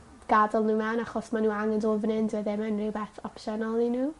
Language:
Welsh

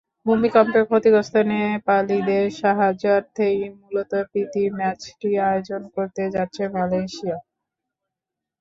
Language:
Bangla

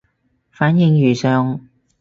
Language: Cantonese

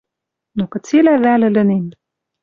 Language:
Western Mari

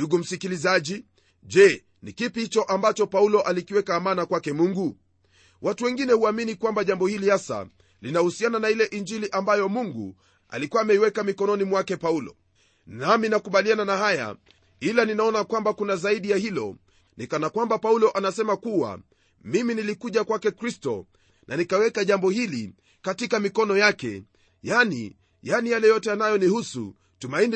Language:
Swahili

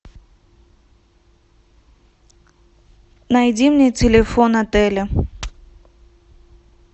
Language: Russian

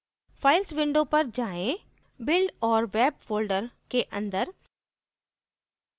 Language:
Hindi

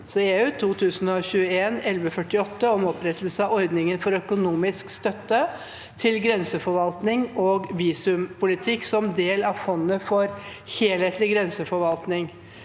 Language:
Norwegian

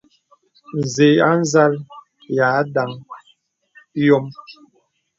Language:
Bebele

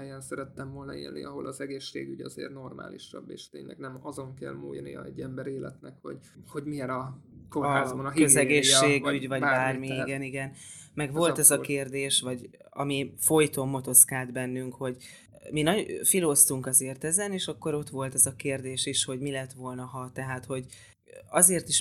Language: Hungarian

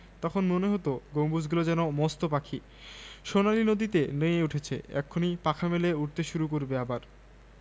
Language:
Bangla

